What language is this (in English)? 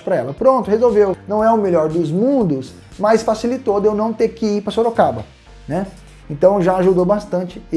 Portuguese